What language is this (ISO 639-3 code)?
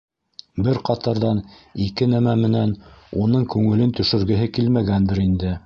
bak